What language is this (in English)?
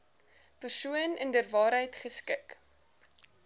Afrikaans